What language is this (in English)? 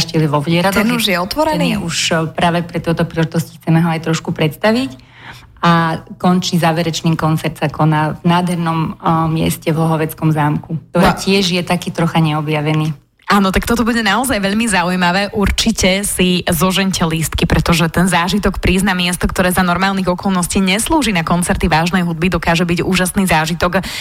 Slovak